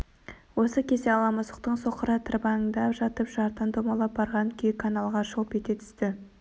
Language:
Kazakh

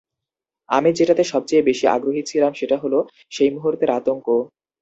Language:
Bangla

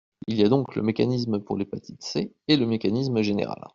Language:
French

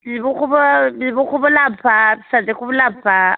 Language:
Bodo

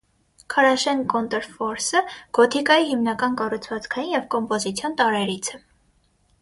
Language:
Armenian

